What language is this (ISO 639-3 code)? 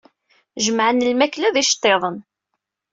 kab